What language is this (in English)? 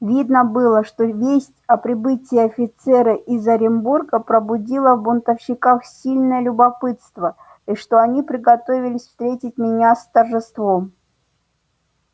Russian